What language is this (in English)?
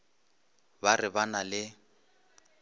Northern Sotho